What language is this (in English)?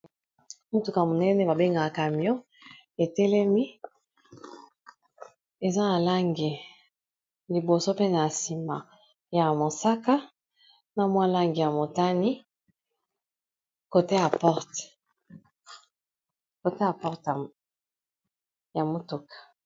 Lingala